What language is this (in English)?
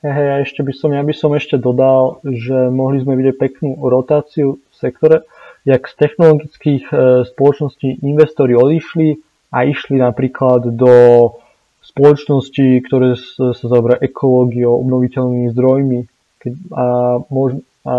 Slovak